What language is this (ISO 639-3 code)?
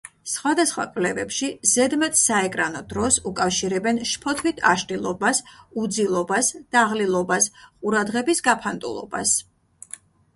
kat